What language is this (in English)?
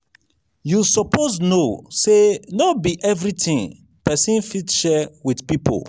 Nigerian Pidgin